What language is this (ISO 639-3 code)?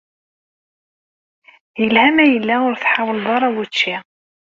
kab